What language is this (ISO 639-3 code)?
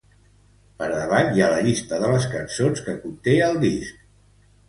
cat